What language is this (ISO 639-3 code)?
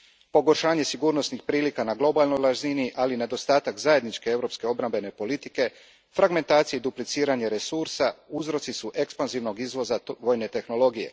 hrv